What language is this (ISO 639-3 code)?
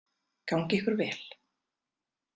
isl